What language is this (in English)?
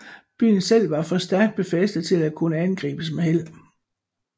Danish